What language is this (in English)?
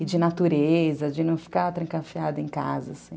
Portuguese